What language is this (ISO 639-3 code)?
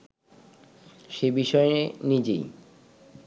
ben